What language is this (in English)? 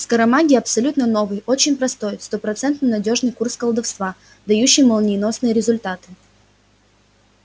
Russian